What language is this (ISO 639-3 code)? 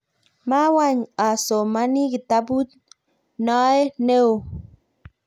kln